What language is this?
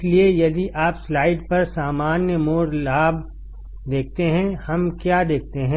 Hindi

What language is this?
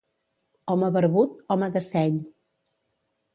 Catalan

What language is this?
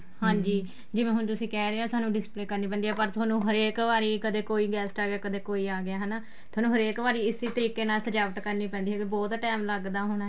Punjabi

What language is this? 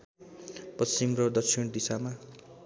Nepali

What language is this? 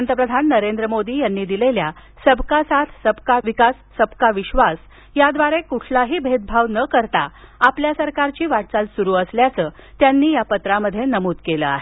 Marathi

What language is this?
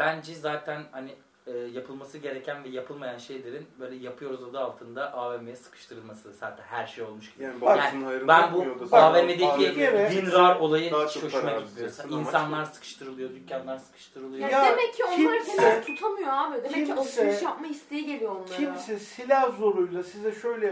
Turkish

